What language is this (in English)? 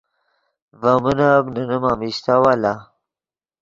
Yidgha